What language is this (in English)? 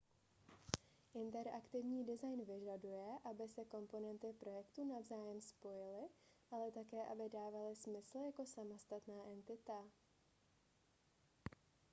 Czech